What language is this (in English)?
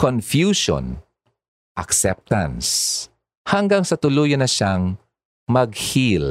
Filipino